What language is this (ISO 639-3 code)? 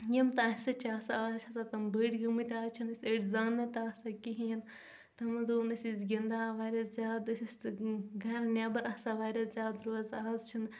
kas